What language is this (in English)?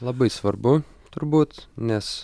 Lithuanian